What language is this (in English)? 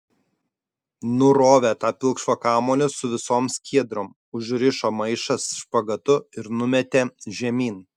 Lithuanian